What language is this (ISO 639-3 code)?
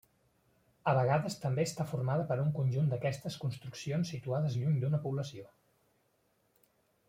cat